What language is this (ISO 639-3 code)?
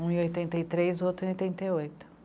por